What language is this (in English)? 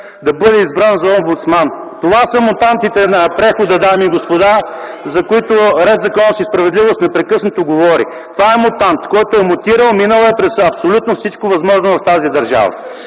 Bulgarian